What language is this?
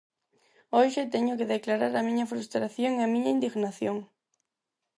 Galician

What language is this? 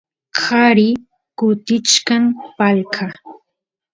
Santiago del Estero Quichua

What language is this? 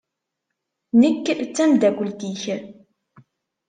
Kabyle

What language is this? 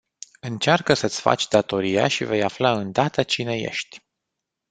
Romanian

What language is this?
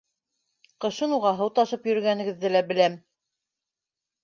Bashkir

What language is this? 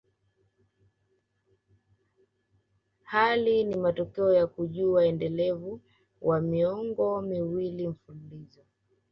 Swahili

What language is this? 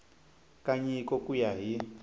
Tsonga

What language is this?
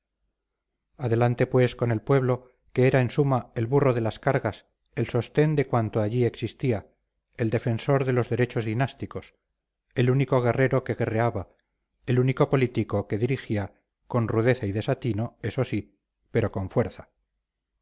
Spanish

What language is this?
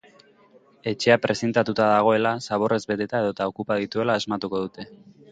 Basque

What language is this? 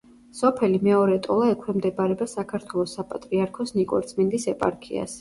Georgian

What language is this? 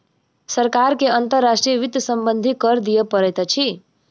Maithili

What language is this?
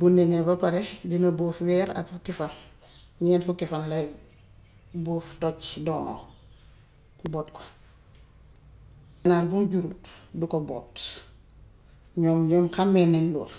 Gambian Wolof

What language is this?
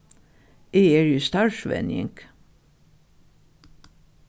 Faroese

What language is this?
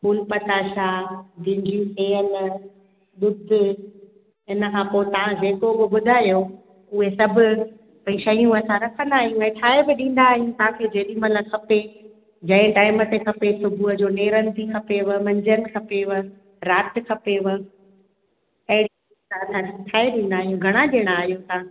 Sindhi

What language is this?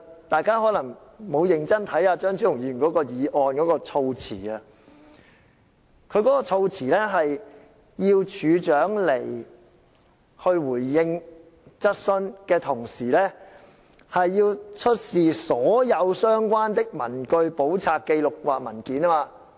Cantonese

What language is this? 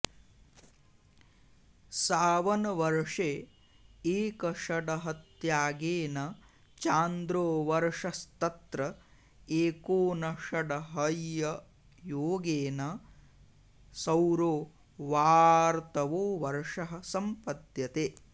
Sanskrit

